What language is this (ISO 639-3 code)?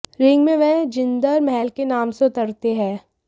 hin